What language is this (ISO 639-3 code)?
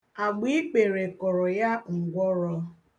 ibo